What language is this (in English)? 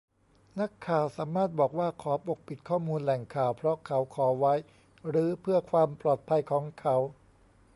Thai